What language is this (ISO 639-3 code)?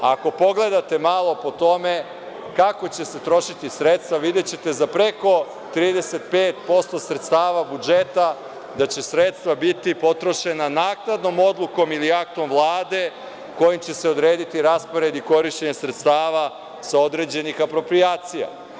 srp